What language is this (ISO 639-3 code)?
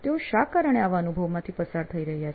guj